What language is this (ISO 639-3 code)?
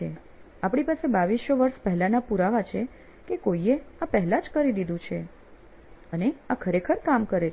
guj